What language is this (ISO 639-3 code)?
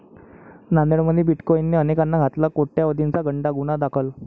mar